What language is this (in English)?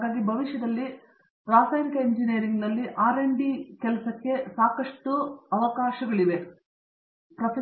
Kannada